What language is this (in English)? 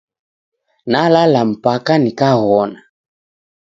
Taita